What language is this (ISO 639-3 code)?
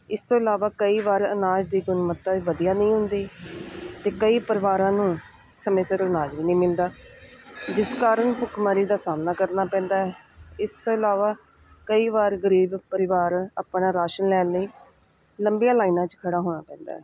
pan